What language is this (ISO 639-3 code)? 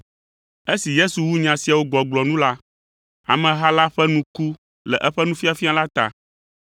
ewe